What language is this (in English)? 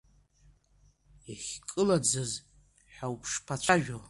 Abkhazian